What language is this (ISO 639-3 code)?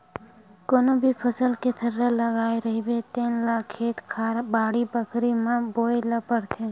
hne